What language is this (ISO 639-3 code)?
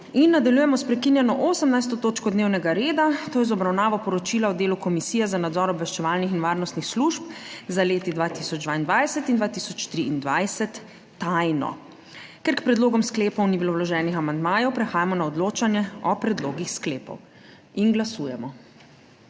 slv